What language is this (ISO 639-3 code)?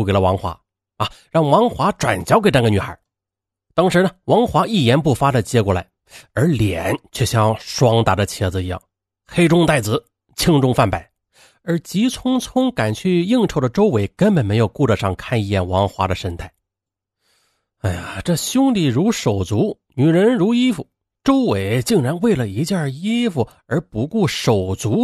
zho